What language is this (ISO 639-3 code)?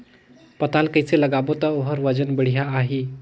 hne